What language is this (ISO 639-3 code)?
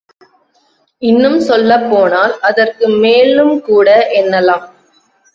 tam